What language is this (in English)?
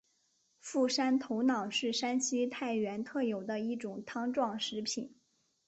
Chinese